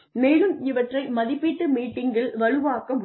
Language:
Tamil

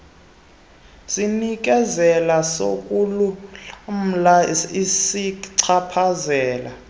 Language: Xhosa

